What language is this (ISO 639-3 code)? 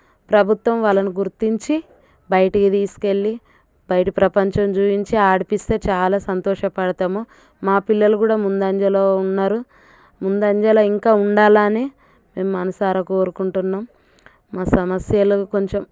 tel